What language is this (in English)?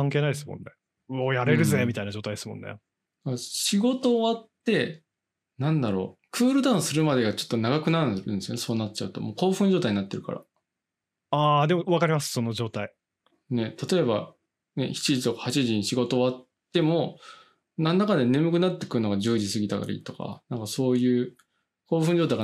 Japanese